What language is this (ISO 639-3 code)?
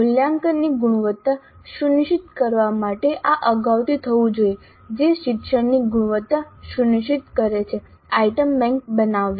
guj